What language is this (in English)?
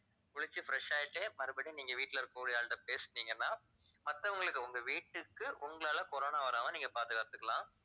Tamil